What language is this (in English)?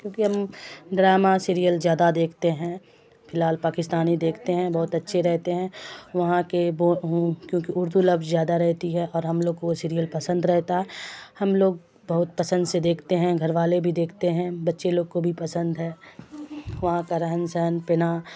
Urdu